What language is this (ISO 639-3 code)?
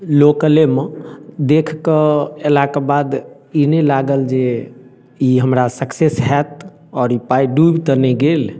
mai